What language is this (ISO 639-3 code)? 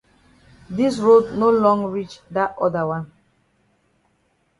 wes